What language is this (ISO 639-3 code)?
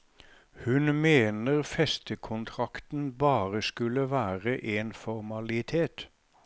nor